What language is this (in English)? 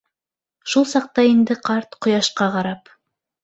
Bashkir